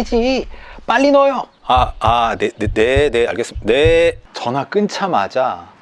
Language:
Korean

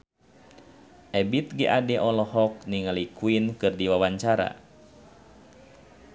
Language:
Sundanese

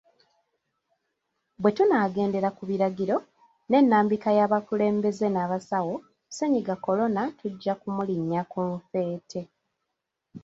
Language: Ganda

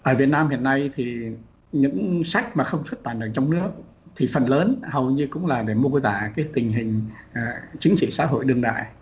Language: Vietnamese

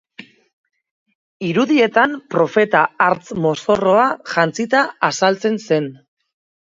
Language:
Basque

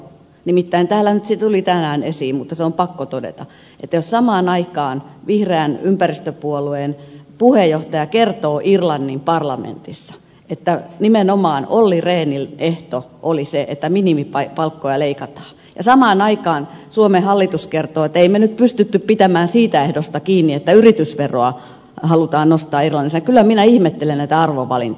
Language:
Finnish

